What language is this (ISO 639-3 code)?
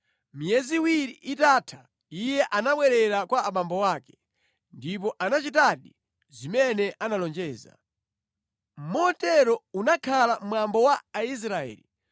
nya